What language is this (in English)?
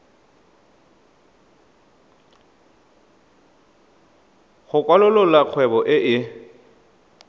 Tswana